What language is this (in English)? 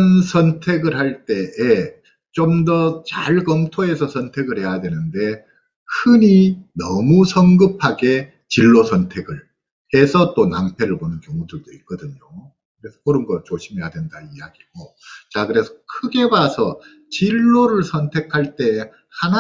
Korean